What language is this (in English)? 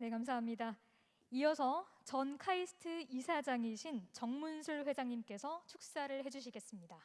Korean